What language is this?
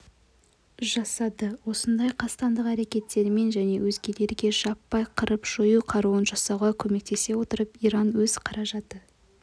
Kazakh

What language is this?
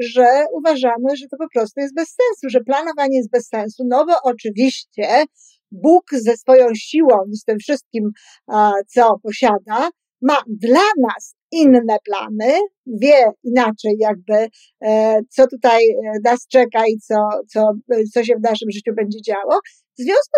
Polish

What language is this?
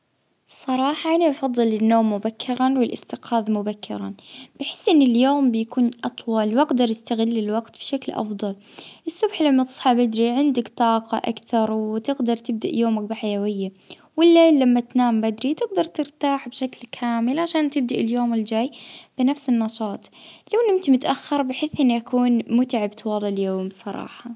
Libyan Arabic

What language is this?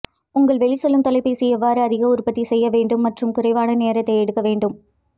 Tamil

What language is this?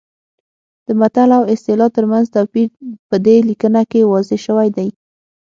Pashto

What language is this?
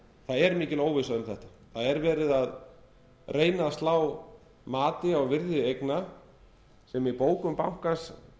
Icelandic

